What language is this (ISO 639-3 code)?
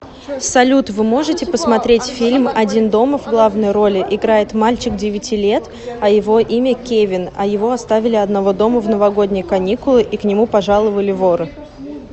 rus